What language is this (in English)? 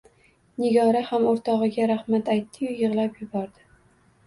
Uzbek